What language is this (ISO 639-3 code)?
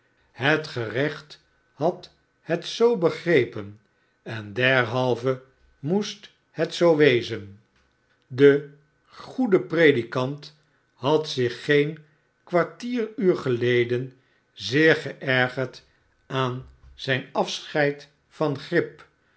nld